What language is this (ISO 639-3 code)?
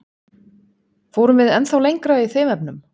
isl